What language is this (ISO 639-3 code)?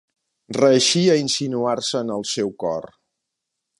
cat